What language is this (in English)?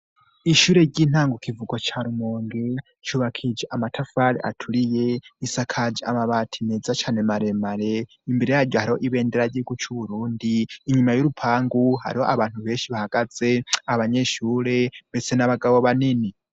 Rundi